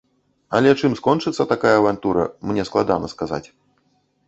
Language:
Belarusian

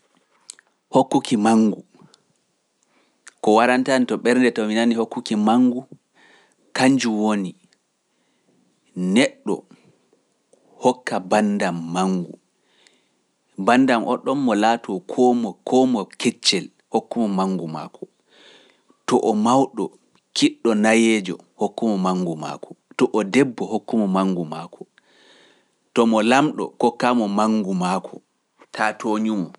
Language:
Pular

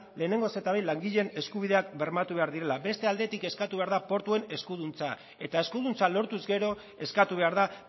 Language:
Basque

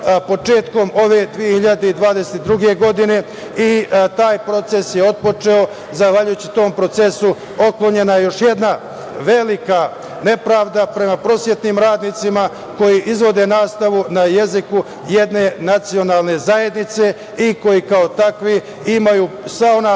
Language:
Serbian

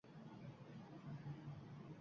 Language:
Uzbek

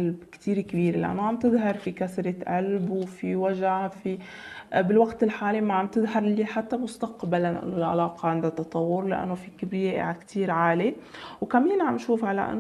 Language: Arabic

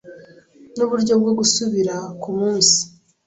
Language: Kinyarwanda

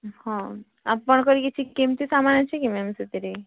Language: Odia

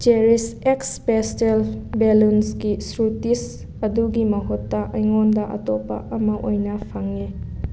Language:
Manipuri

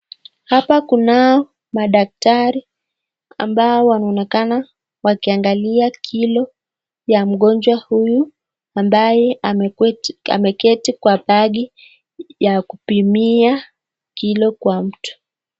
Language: Swahili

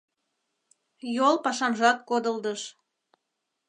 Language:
Mari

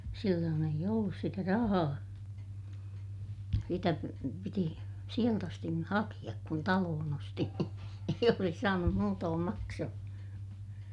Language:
Finnish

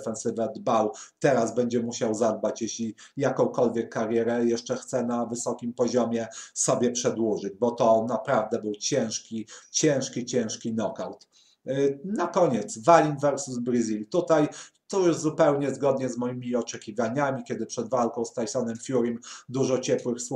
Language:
Polish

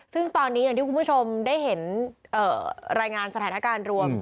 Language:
Thai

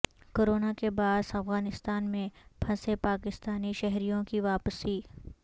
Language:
Urdu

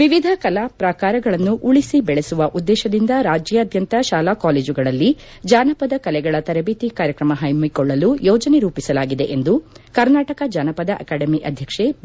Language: Kannada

